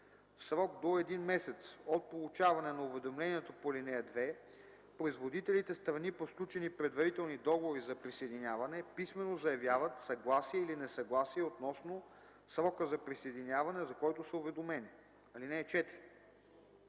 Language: Bulgarian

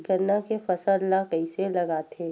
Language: Chhattisgarhi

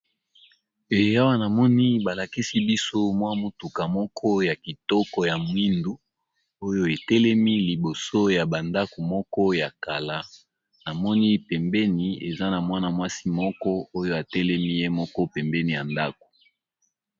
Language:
Lingala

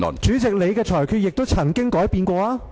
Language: Cantonese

